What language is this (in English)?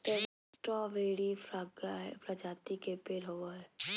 Magahi